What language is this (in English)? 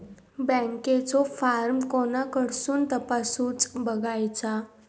Marathi